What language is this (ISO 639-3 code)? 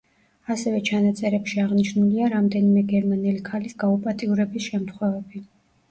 kat